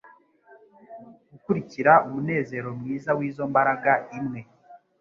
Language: Kinyarwanda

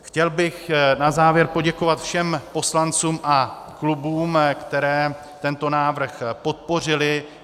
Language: Czech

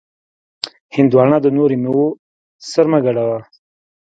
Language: Pashto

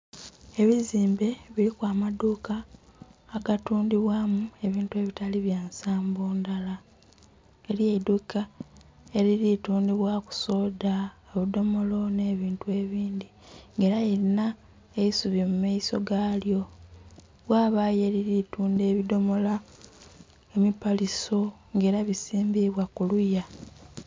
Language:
Soga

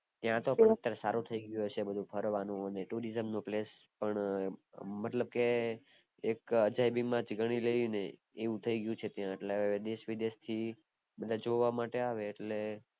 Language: Gujarati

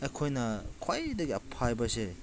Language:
Manipuri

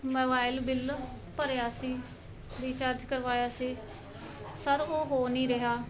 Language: Punjabi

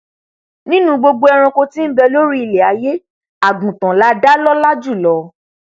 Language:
Yoruba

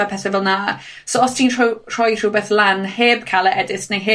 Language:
Welsh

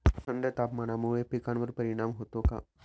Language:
Marathi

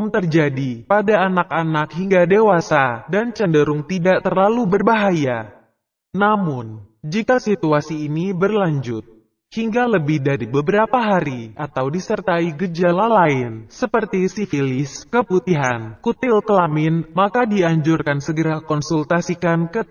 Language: Indonesian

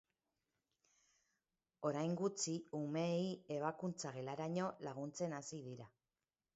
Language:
Basque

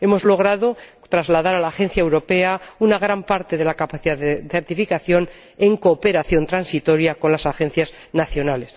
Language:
Spanish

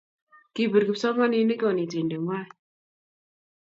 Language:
Kalenjin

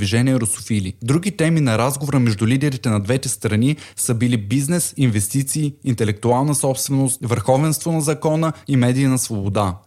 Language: Bulgarian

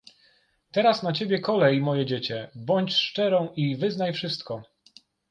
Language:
Polish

